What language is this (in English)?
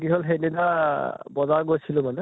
Assamese